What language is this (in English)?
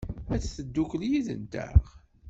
Kabyle